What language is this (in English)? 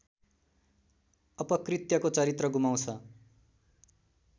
Nepali